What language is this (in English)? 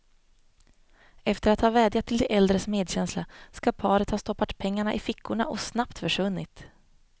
Swedish